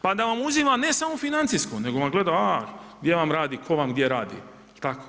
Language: Croatian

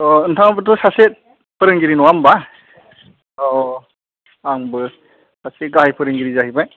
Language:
Bodo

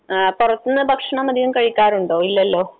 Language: Malayalam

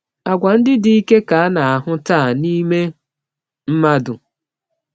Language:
Igbo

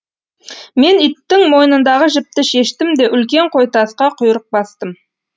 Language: Kazakh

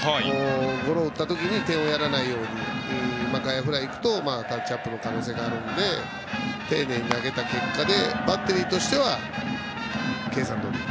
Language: Japanese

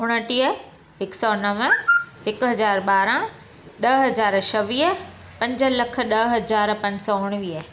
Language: Sindhi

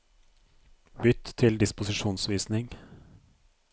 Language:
Norwegian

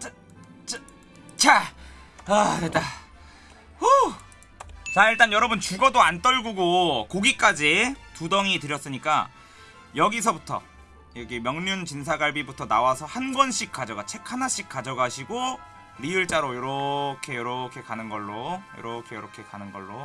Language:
Korean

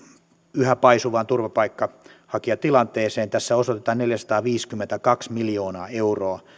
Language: Finnish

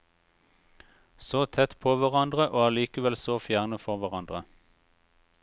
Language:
Norwegian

